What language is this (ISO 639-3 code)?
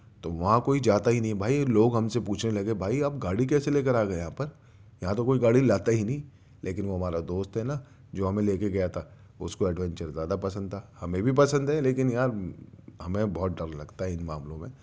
urd